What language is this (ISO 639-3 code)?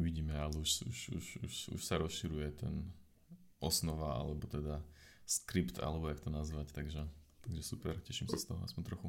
slk